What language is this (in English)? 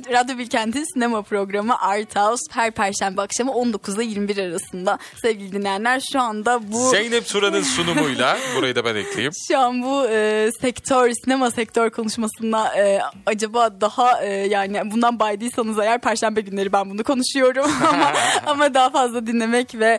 Turkish